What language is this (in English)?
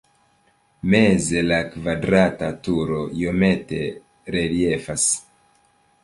Esperanto